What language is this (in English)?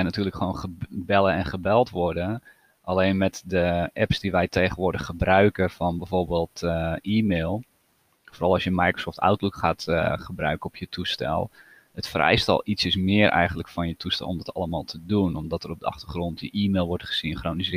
Dutch